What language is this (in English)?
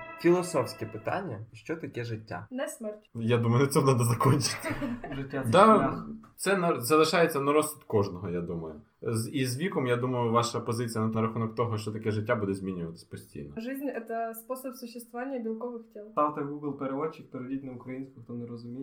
Ukrainian